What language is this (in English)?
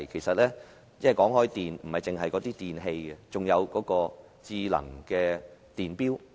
Cantonese